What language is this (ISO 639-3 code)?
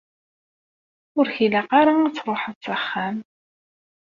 kab